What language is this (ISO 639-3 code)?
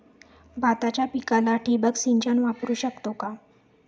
mar